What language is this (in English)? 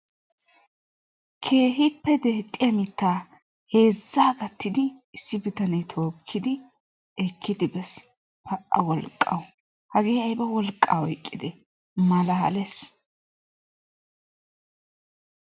Wolaytta